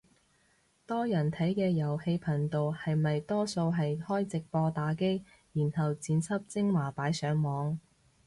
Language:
Cantonese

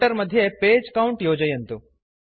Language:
Sanskrit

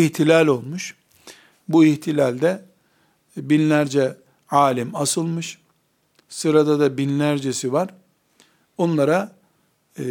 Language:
Turkish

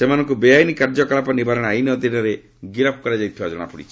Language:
Odia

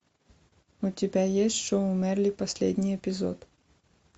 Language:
Russian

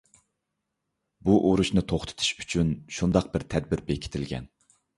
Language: Uyghur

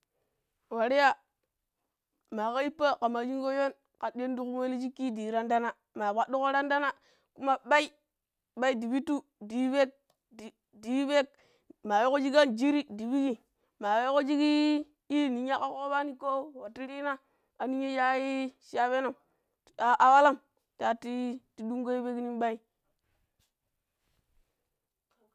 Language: Pero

